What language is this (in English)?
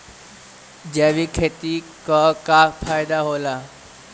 Bhojpuri